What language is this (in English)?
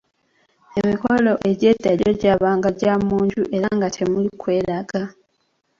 Ganda